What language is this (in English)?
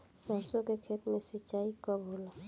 Bhojpuri